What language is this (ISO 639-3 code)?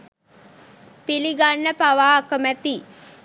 sin